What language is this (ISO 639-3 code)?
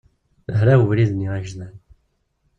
kab